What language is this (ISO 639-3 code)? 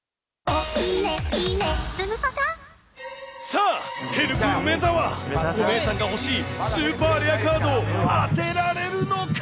jpn